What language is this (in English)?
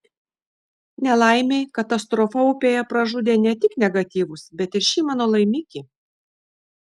Lithuanian